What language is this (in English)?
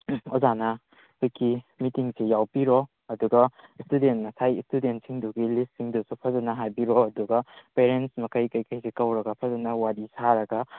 Manipuri